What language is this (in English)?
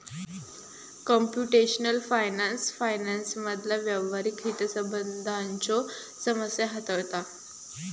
Marathi